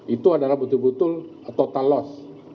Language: Indonesian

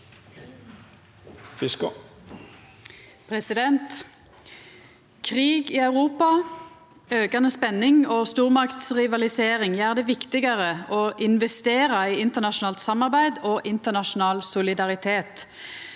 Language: Norwegian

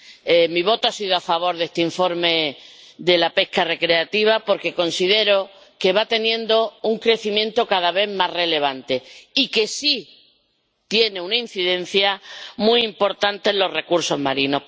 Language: Spanish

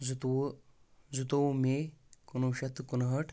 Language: Kashmiri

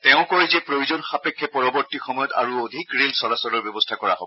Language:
Assamese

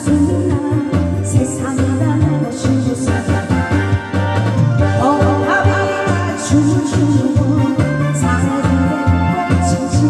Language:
Korean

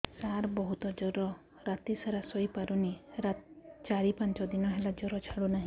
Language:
Odia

